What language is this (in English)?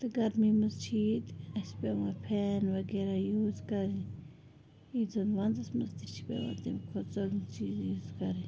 Kashmiri